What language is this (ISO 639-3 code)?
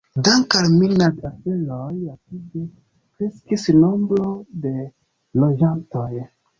epo